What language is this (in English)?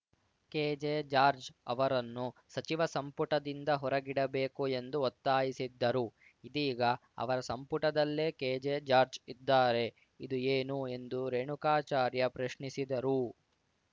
Kannada